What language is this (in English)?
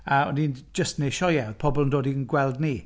Welsh